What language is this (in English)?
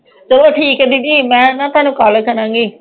Punjabi